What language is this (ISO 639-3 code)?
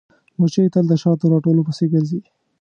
pus